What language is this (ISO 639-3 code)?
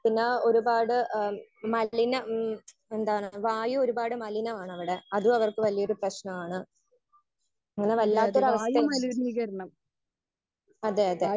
mal